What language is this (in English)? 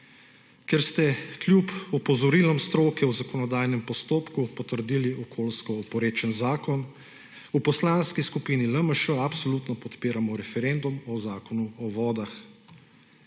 Slovenian